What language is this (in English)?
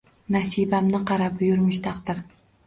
Uzbek